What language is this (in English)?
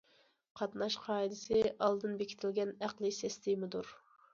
Uyghur